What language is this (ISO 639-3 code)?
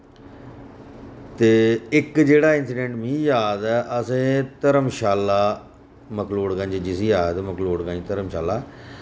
doi